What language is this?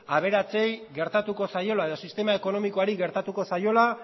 Basque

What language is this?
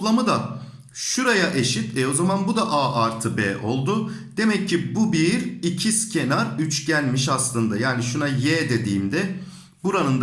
Turkish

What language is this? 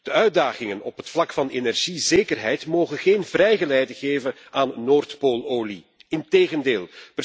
Dutch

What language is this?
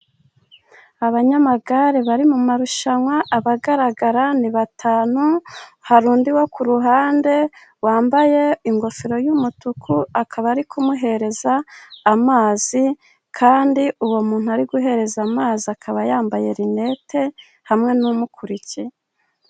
Kinyarwanda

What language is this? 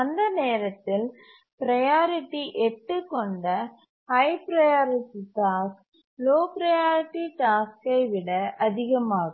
Tamil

